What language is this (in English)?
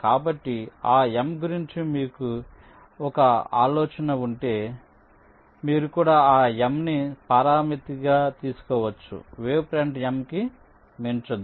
Telugu